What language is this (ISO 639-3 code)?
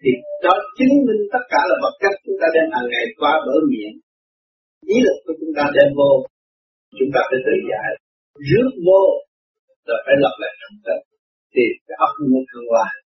vie